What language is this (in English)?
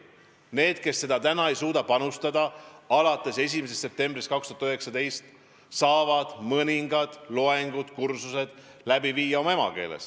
Estonian